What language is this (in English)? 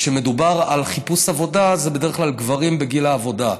Hebrew